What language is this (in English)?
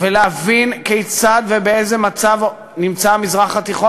Hebrew